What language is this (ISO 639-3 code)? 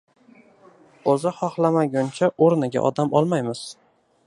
uzb